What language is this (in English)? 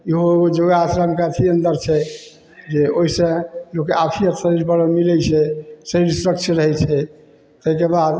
Maithili